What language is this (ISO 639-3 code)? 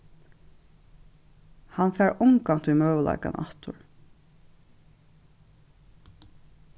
fao